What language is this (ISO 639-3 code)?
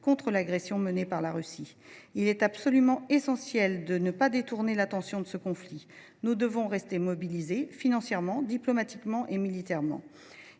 fra